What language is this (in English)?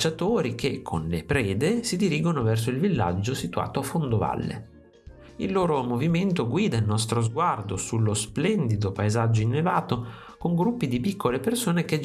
Italian